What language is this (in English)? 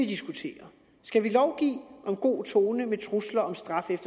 Danish